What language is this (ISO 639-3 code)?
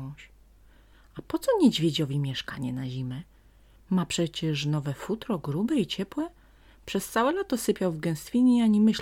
pol